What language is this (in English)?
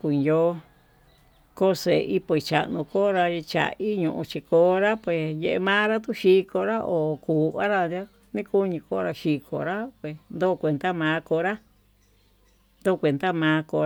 Tututepec Mixtec